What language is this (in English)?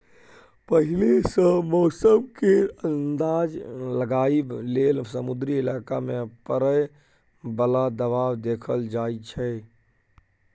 Maithili